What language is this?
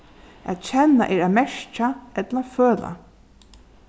Faroese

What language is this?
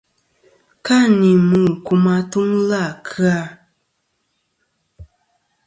Kom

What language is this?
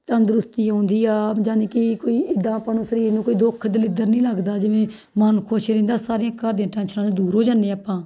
Punjabi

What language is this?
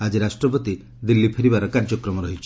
Odia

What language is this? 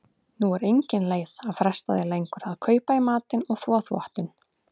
Icelandic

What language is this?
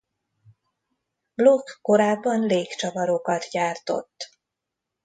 Hungarian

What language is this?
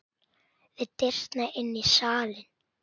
Icelandic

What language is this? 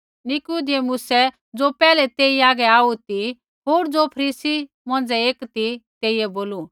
Kullu Pahari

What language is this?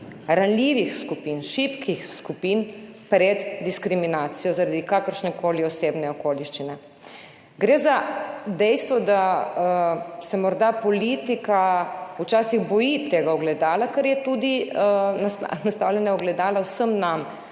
Slovenian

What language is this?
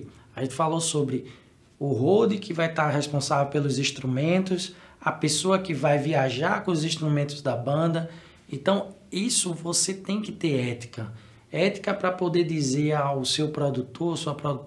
Portuguese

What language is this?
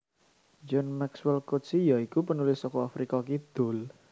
Javanese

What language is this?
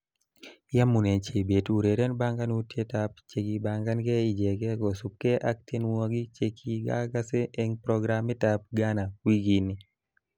Kalenjin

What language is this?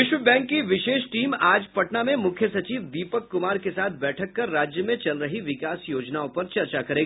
Hindi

